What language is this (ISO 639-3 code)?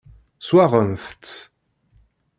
kab